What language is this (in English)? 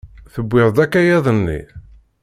Kabyle